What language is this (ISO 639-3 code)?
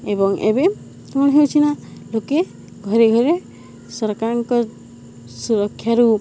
ori